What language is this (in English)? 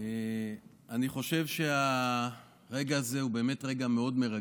Hebrew